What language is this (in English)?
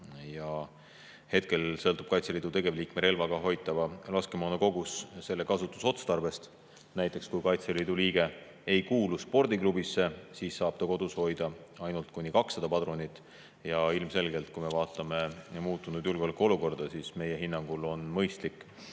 Estonian